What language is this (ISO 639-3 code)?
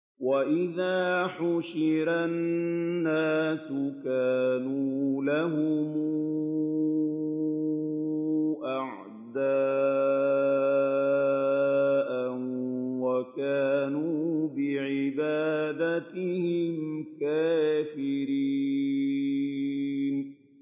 ara